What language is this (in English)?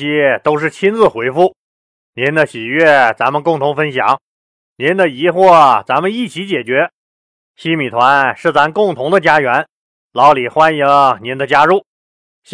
Chinese